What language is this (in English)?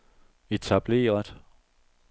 Danish